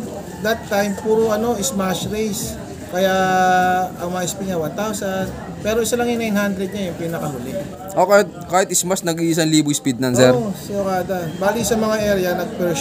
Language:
Filipino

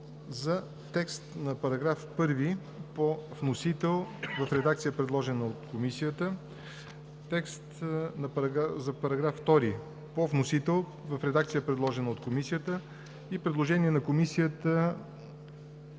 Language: Bulgarian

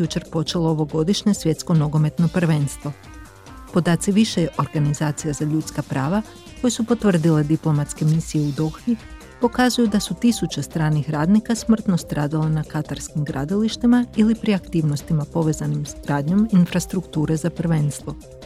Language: Croatian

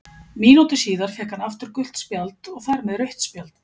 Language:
Icelandic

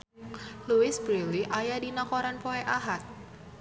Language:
Sundanese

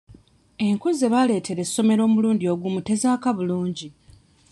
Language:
Ganda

